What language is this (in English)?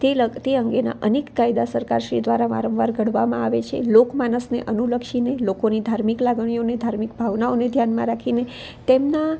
Gujarati